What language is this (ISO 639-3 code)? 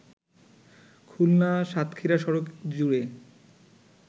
ben